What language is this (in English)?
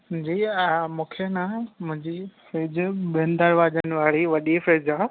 Sindhi